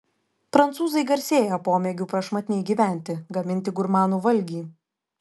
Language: Lithuanian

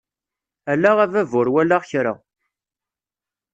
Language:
Kabyle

